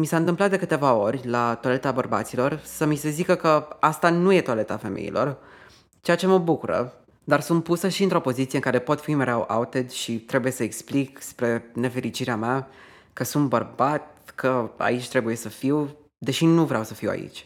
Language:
Romanian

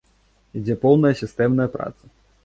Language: Belarusian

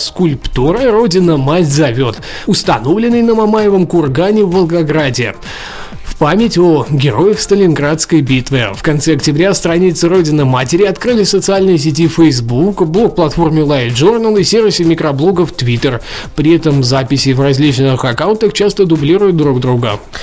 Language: Russian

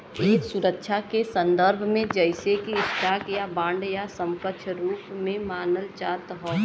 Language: Bhojpuri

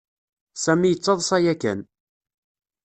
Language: Kabyle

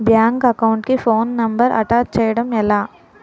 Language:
Telugu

